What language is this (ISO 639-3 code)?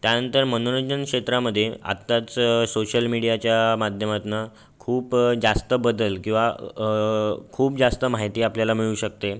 mar